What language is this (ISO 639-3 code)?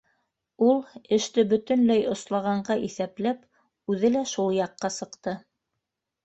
bak